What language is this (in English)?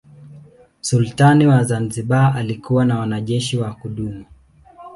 Swahili